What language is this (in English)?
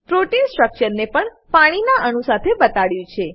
Gujarati